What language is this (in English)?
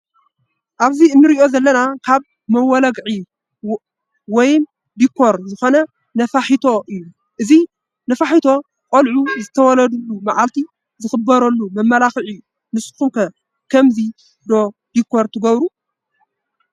Tigrinya